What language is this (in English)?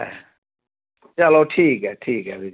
Dogri